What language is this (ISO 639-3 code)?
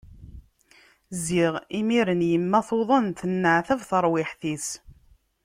kab